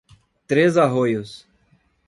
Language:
Portuguese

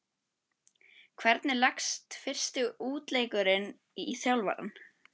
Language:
Icelandic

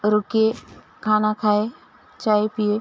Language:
Urdu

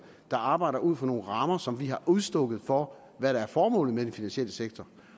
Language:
Danish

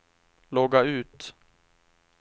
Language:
Swedish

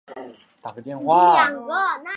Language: Chinese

